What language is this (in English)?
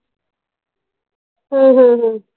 Marathi